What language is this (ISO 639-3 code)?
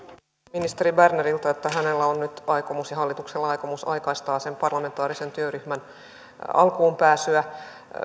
fin